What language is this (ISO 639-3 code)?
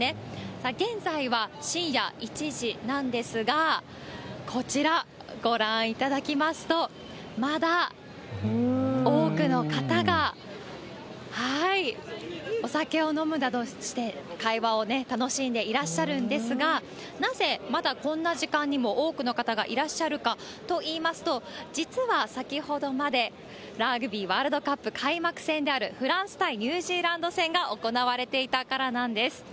jpn